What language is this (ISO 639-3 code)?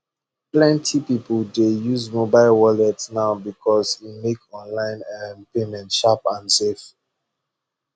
pcm